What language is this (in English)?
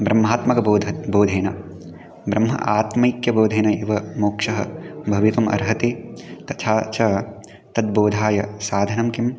Sanskrit